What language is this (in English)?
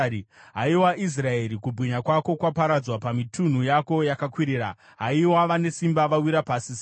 Shona